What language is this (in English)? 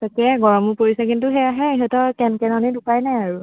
Assamese